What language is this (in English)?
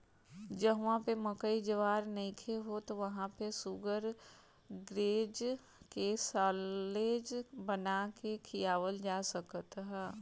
Bhojpuri